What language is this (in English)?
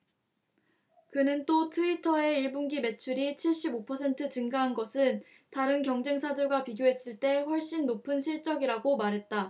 Korean